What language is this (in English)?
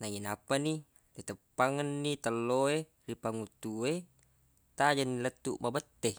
Buginese